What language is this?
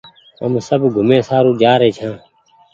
Goaria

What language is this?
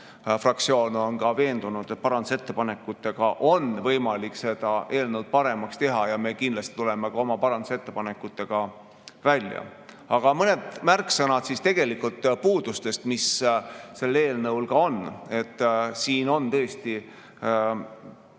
Estonian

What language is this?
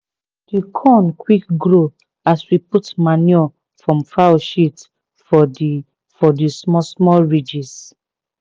Nigerian Pidgin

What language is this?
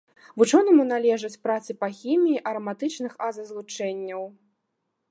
Belarusian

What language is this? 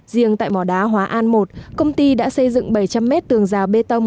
Vietnamese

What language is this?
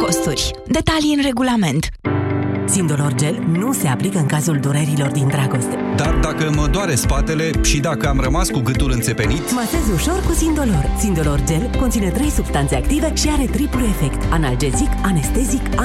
Romanian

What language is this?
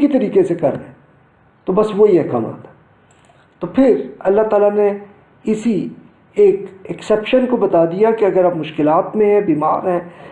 Urdu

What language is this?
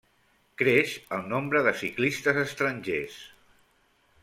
Catalan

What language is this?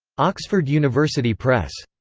English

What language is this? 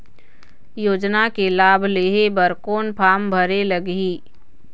Chhattisgarhi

